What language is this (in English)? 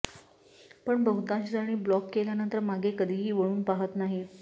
Marathi